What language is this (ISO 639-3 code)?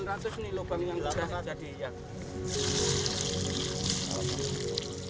ind